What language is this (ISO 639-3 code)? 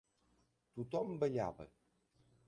cat